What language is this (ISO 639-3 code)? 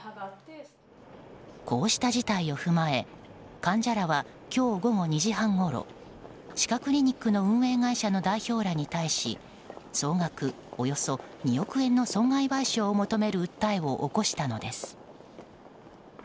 jpn